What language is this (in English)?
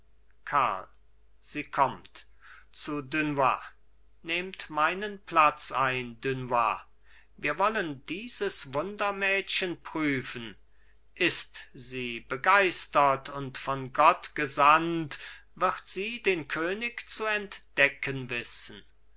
German